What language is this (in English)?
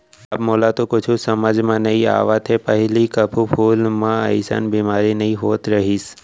Chhattisgarhi